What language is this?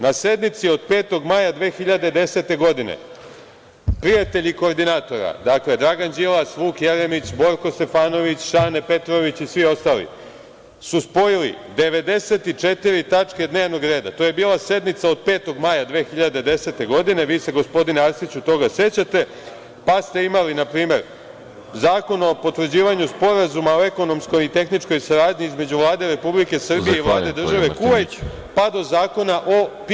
Serbian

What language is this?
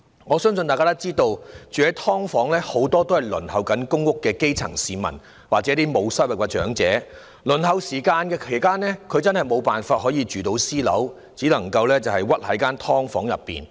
Cantonese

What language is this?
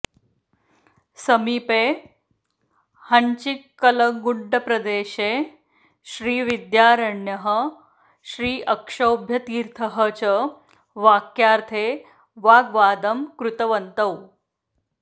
Sanskrit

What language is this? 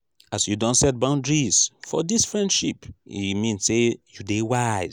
Nigerian Pidgin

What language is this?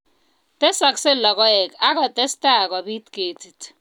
Kalenjin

